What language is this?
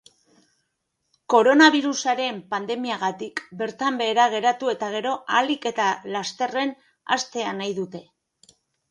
Basque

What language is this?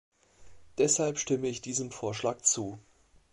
German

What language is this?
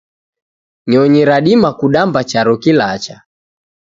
Taita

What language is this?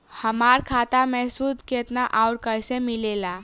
Bhojpuri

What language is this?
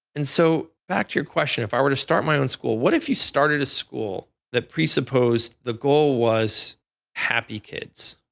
English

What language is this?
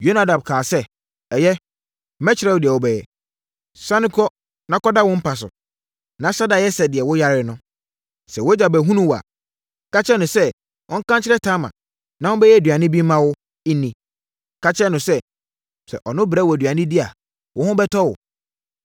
Akan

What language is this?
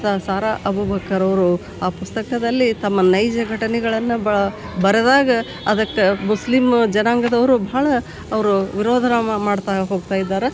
Kannada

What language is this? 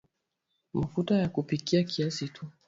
Swahili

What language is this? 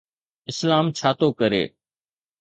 Sindhi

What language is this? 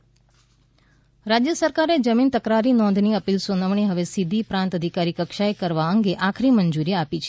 Gujarati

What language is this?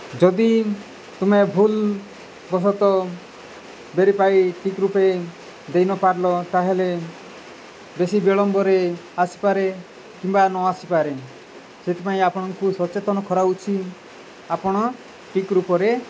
Odia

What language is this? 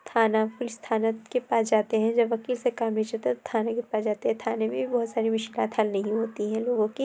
Urdu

